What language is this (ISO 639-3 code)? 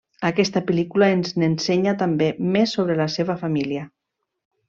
cat